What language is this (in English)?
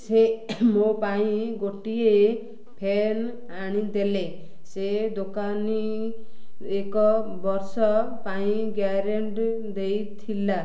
Odia